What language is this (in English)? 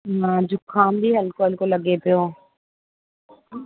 Sindhi